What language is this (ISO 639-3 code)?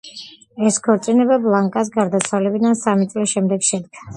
kat